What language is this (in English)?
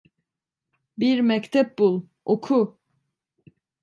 Turkish